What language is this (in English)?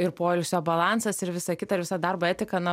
Lithuanian